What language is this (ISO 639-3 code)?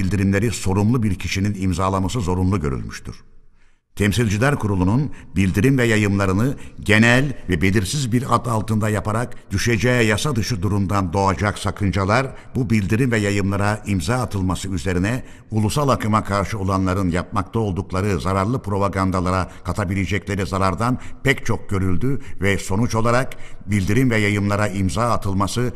tur